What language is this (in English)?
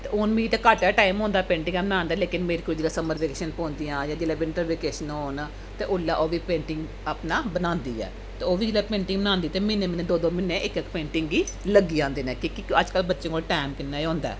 Dogri